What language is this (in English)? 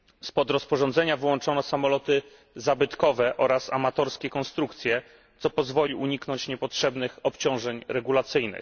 Polish